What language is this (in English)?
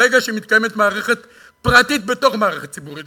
Hebrew